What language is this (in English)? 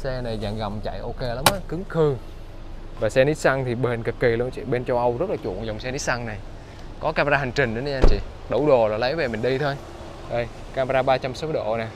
Vietnamese